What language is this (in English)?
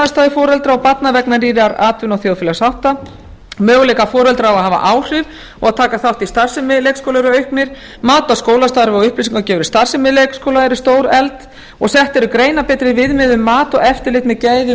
Icelandic